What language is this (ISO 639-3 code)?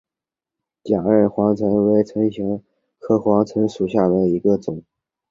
zho